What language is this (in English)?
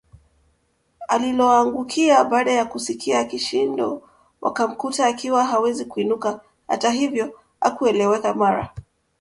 Swahili